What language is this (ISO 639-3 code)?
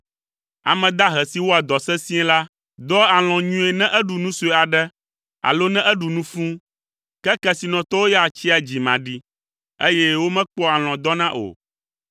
ewe